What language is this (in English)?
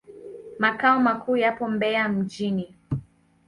Swahili